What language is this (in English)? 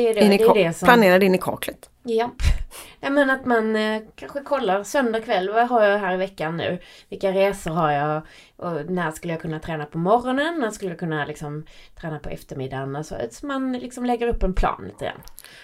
Swedish